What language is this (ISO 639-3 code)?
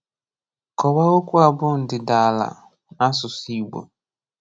ibo